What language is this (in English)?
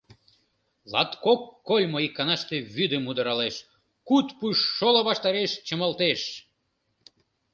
Mari